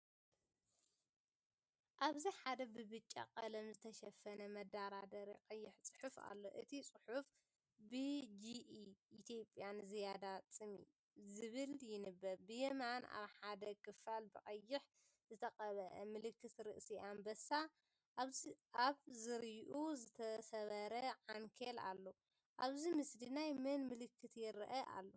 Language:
Tigrinya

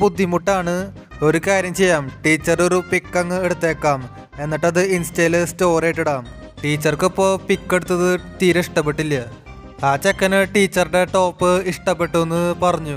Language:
Turkish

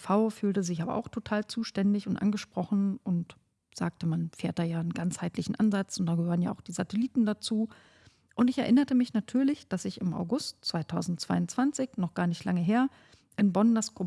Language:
German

